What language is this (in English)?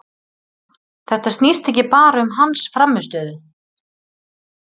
Icelandic